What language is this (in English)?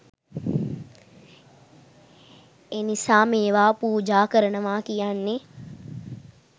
Sinhala